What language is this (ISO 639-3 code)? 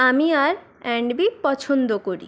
ben